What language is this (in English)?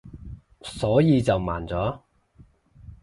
Cantonese